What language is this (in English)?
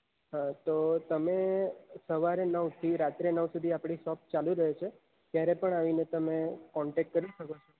Gujarati